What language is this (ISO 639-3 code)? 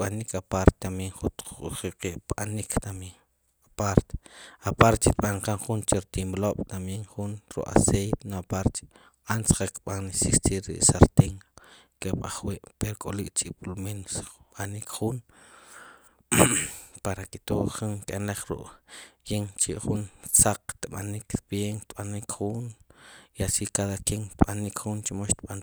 qum